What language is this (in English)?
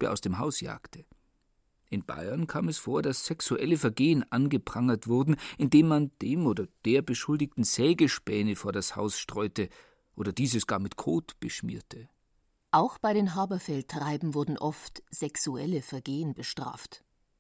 German